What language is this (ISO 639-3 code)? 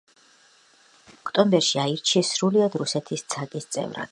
kat